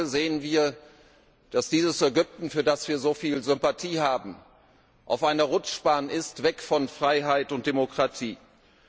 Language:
German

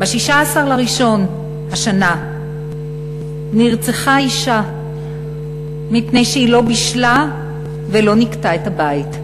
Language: Hebrew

